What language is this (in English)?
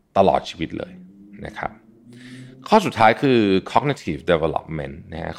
Thai